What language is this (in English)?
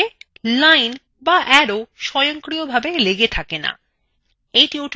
Bangla